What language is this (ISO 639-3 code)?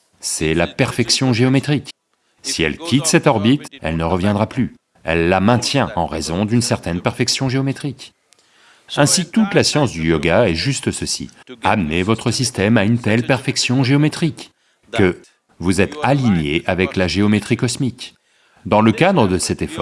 fra